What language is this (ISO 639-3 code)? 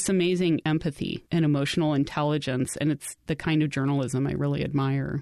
eng